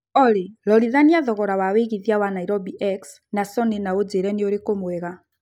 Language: Kikuyu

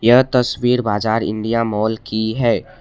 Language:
Hindi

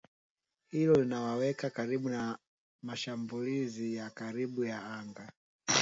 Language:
Swahili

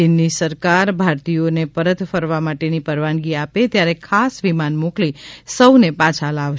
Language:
Gujarati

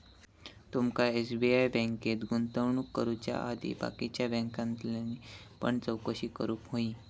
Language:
Marathi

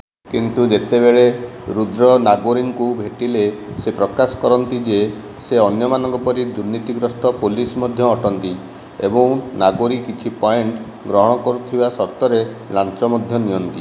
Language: Odia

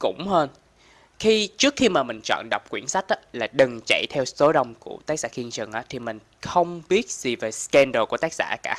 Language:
Vietnamese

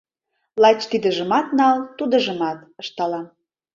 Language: Mari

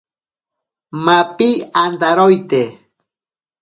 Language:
Ashéninka Perené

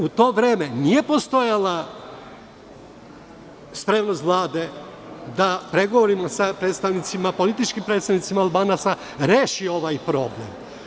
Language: Serbian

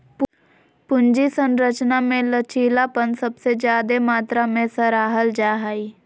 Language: Magahi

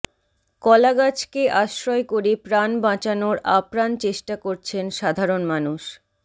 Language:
Bangla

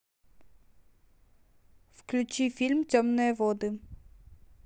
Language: Russian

